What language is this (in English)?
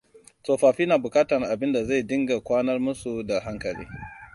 Hausa